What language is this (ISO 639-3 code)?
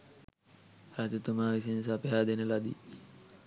sin